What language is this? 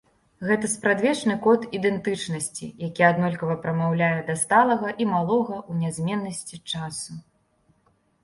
Belarusian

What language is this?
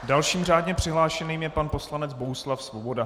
Czech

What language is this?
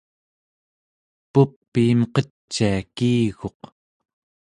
Central Yupik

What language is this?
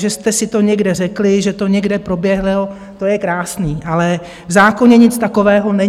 Czech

